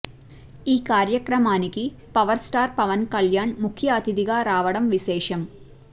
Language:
Telugu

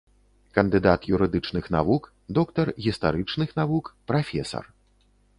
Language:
Belarusian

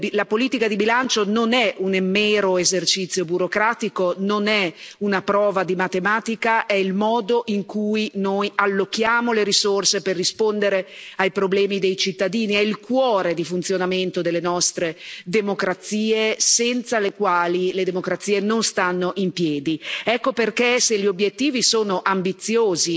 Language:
Italian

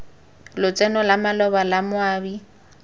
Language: Tswana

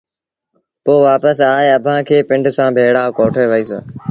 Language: Sindhi Bhil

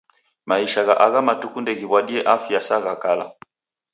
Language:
Taita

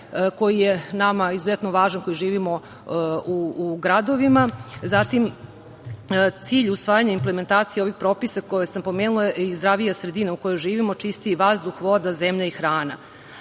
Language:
Serbian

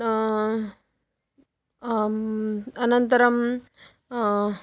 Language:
Sanskrit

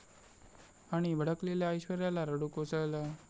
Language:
Marathi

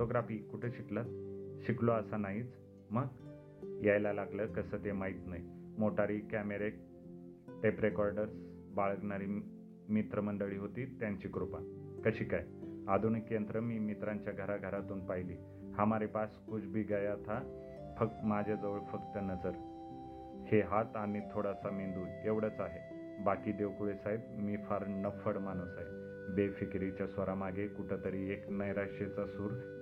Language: Marathi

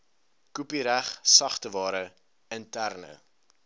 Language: Afrikaans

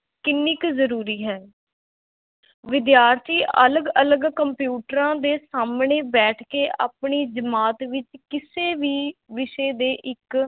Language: Punjabi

